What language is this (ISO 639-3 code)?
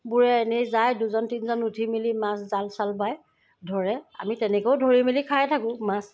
asm